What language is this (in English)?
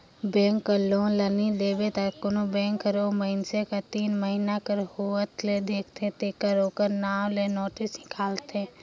Chhattisgarhi